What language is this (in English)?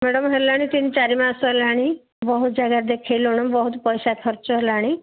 Odia